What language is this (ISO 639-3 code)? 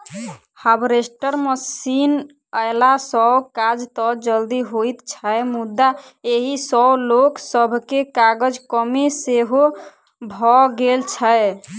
mai